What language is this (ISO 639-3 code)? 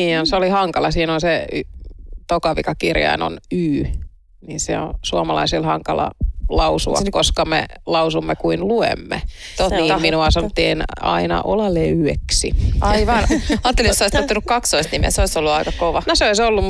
fin